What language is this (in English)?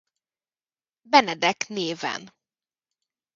Hungarian